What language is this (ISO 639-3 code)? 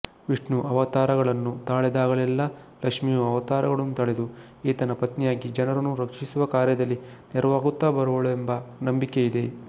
kan